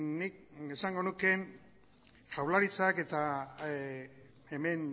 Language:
Basque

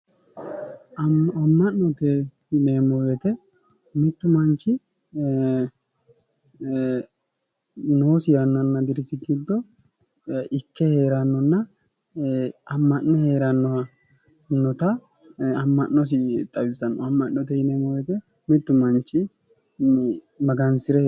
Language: Sidamo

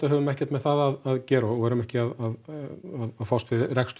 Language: Icelandic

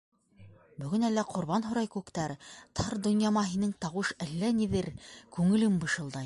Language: Bashkir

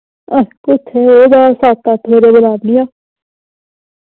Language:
Dogri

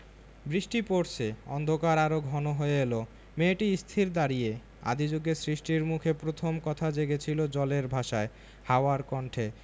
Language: Bangla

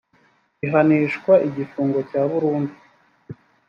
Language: Kinyarwanda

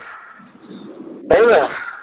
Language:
Bangla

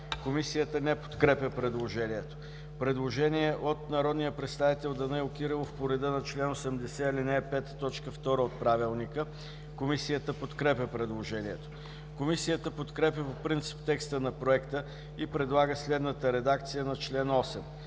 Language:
Bulgarian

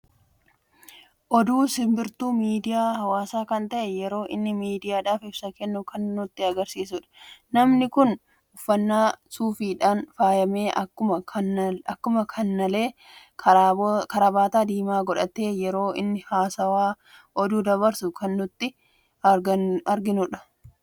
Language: Oromo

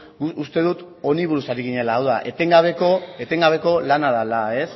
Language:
Basque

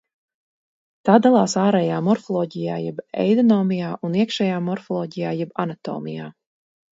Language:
Latvian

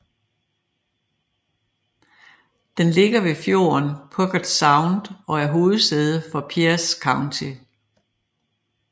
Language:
Danish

